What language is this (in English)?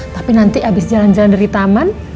Indonesian